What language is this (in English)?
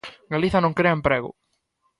Galician